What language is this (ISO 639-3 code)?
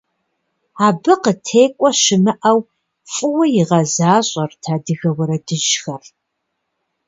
kbd